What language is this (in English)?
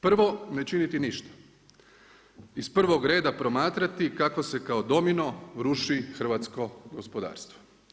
Croatian